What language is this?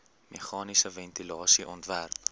Afrikaans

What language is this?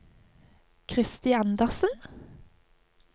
Norwegian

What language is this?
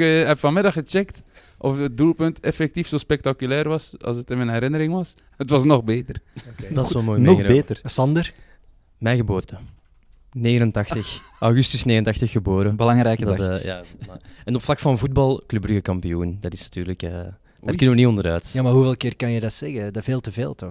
Dutch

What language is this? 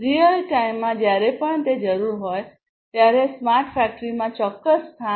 Gujarati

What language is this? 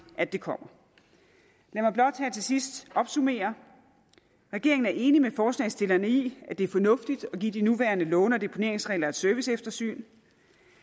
Danish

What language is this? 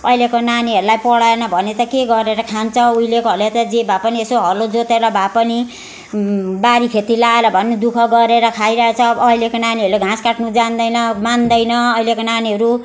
Nepali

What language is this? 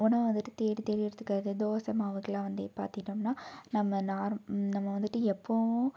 Tamil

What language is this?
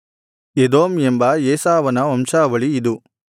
Kannada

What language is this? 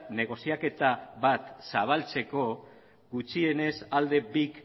Basque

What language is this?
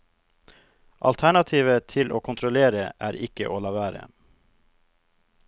Norwegian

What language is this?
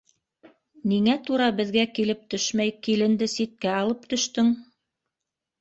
Bashkir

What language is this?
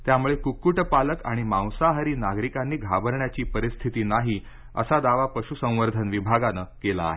Marathi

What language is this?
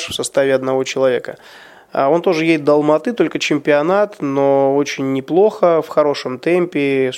Russian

